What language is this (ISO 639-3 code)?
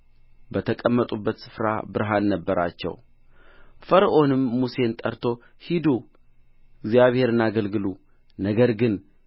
amh